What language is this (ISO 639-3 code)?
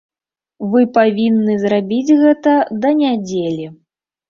bel